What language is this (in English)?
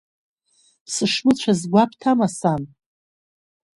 Abkhazian